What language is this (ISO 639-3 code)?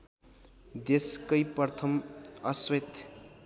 nep